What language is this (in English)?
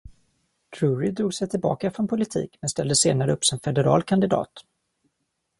Swedish